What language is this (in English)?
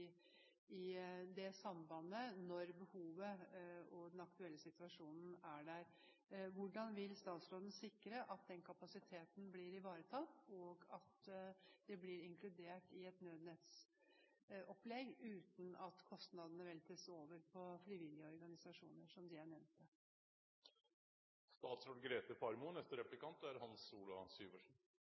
Norwegian Bokmål